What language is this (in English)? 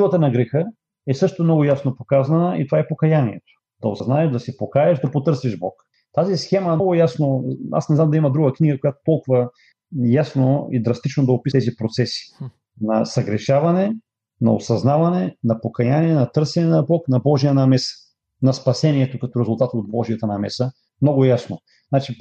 Bulgarian